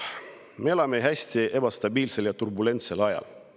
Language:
Estonian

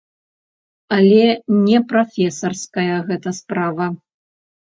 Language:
Belarusian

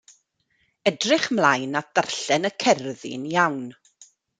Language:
Welsh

